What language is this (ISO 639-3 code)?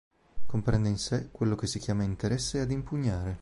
ita